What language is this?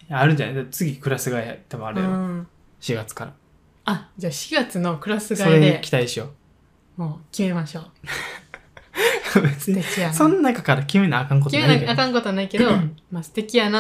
Japanese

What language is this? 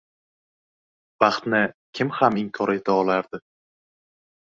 Uzbek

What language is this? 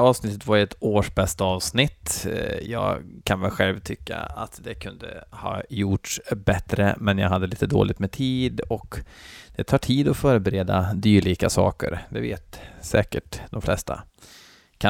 Swedish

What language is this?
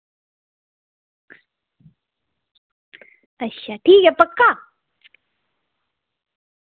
Dogri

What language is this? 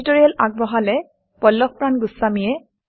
Assamese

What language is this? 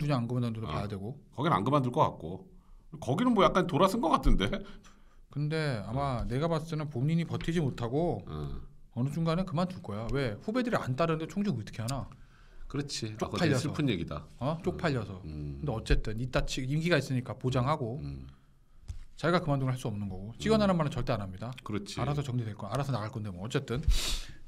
Korean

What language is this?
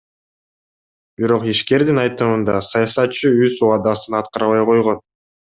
Kyrgyz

